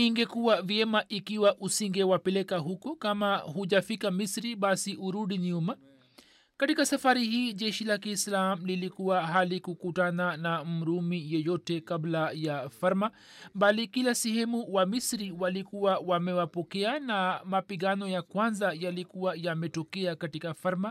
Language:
Swahili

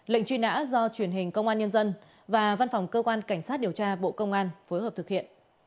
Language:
Vietnamese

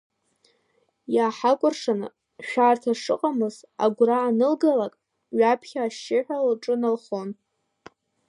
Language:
Abkhazian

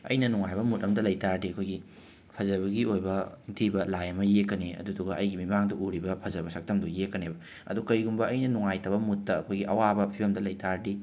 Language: Manipuri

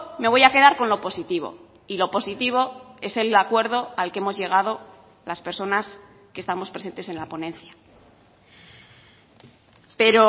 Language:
Spanish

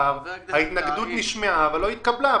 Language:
Hebrew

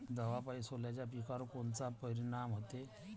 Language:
Marathi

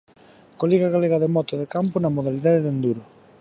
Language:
Galician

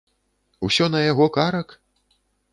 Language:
Belarusian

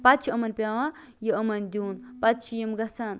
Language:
Kashmiri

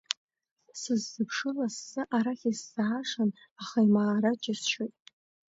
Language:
Abkhazian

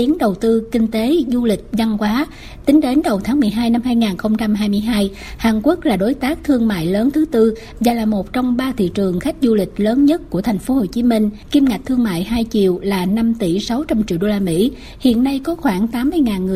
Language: Vietnamese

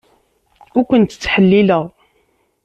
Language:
Kabyle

